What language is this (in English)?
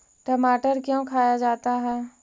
Magahi